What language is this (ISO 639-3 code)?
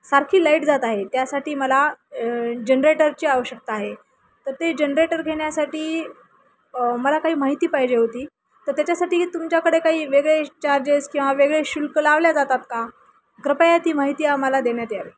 mar